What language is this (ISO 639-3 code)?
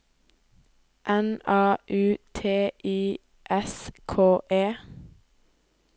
nor